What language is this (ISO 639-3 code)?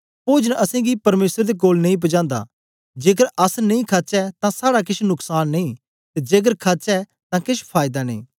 doi